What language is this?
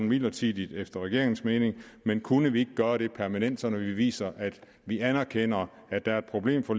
Danish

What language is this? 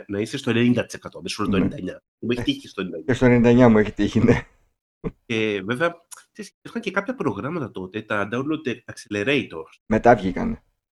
Greek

